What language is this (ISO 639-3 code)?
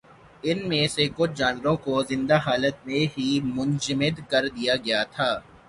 urd